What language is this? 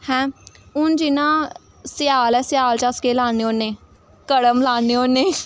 Dogri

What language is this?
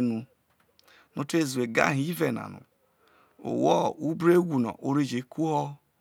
Isoko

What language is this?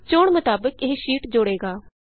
Punjabi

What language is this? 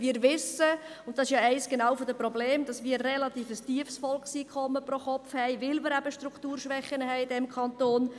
Swiss German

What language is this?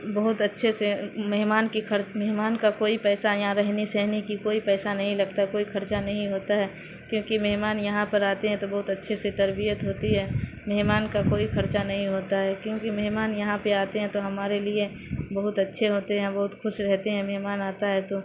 Urdu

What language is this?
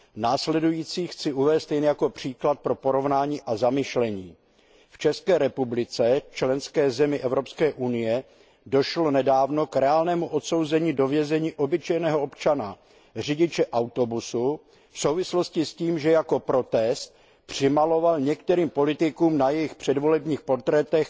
Czech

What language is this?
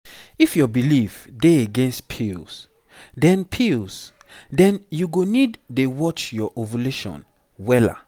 Nigerian Pidgin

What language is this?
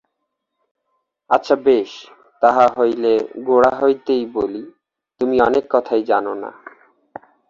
Bangla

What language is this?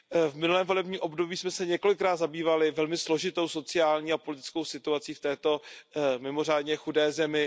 Czech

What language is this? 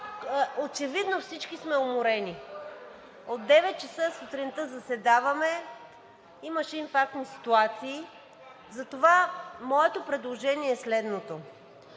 Bulgarian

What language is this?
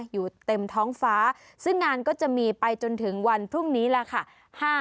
Thai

